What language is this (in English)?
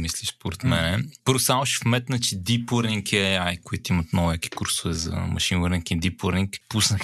Bulgarian